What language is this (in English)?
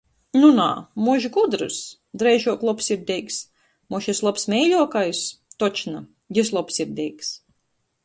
Latgalian